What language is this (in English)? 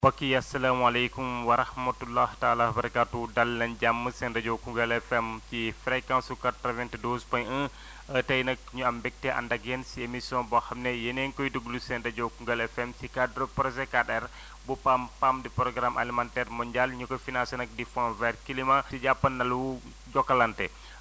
Wolof